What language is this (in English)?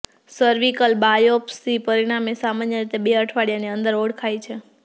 Gujarati